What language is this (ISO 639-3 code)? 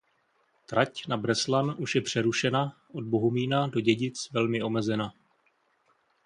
ces